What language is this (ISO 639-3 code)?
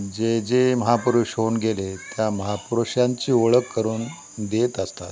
mar